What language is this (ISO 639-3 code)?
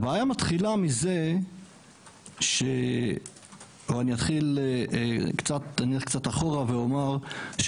heb